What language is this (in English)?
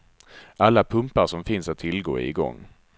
Swedish